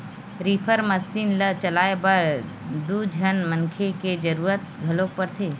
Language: Chhattisgarhi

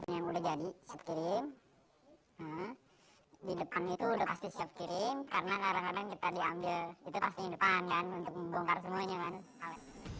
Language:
Indonesian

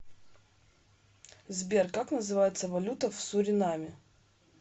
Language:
Russian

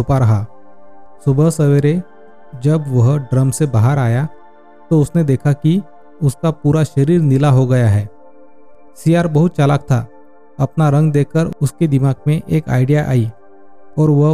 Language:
Hindi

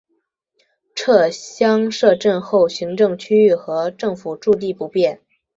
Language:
Chinese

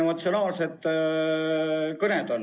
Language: Estonian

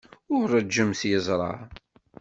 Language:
Kabyle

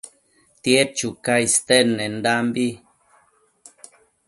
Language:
Matsés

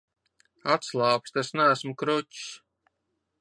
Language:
Latvian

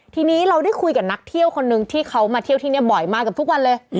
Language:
Thai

